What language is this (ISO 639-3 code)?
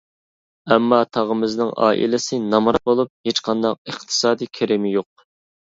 uig